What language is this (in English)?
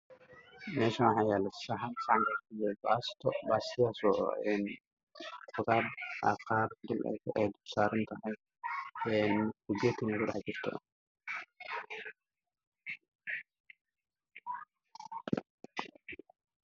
Somali